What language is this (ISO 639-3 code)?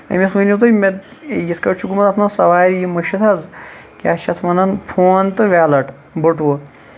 kas